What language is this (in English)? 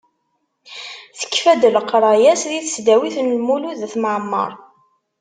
Kabyle